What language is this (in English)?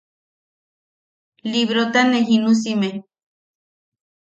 Yaqui